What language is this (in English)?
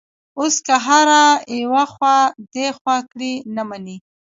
Pashto